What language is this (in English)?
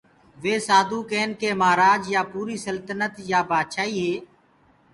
Gurgula